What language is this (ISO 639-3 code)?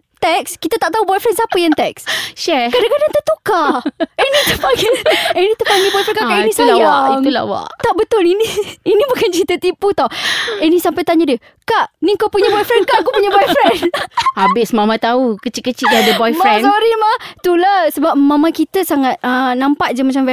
msa